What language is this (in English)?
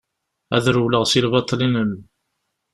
Kabyle